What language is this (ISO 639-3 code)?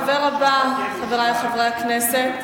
heb